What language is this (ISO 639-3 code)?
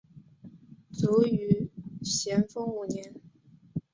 zho